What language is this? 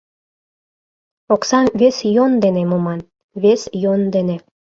Mari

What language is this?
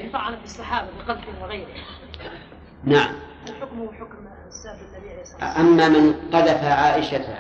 Arabic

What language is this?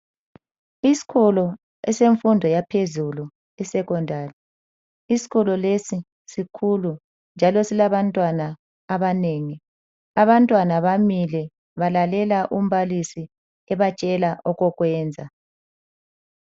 North Ndebele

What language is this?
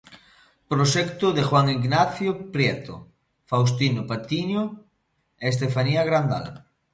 Galician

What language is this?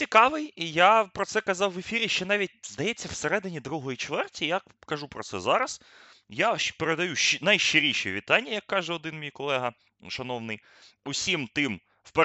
Ukrainian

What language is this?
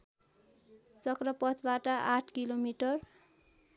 Nepali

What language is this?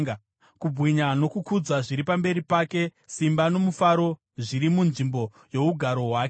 Shona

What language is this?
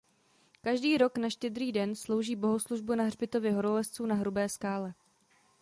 Czech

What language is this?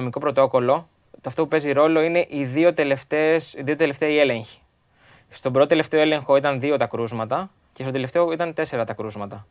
Greek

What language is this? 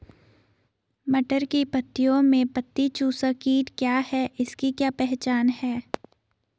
Hindi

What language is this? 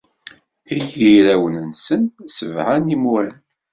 Kabyle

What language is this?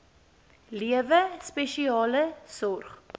Afrikaans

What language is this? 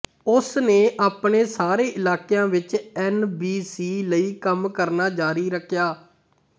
Punjabi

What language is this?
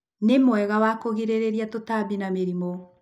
Kikuyu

